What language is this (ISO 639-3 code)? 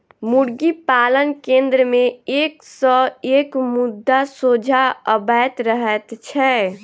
mai